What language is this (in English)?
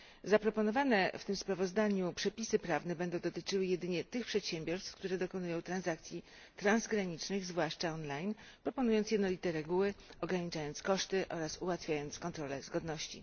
Polish